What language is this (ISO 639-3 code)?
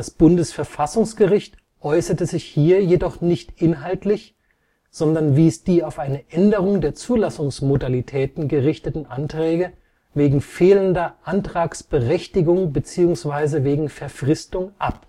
deu